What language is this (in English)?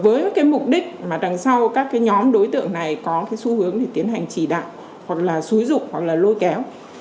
Vietnamese